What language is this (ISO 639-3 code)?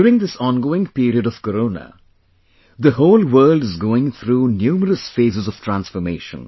eng